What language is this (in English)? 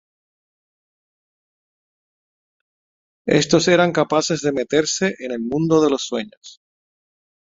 Spanish